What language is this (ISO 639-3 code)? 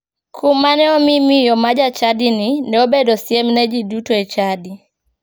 luo